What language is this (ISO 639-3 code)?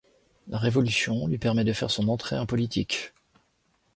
fra